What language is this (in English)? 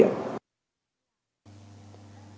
Vietnamese